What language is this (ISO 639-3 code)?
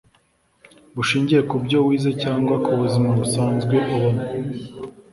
kin